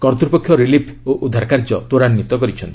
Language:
Odia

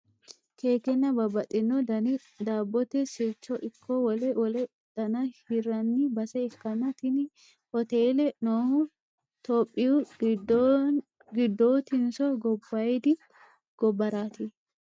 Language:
Sidamo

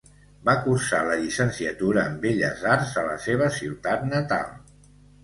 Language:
Catalan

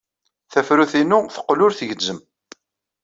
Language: Kabyle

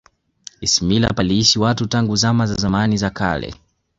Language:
Swahili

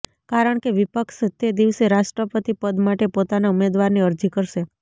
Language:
Gujarati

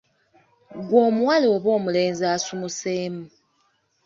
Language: Ganda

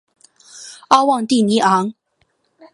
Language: Chinese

